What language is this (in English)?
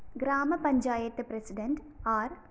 Malayalam